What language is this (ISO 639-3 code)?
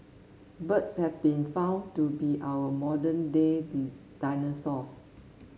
eng